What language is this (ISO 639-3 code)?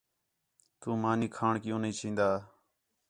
xhe